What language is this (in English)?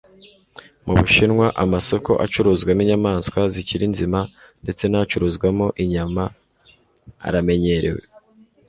Kinyarwanda